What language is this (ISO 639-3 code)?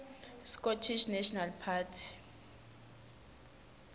ssw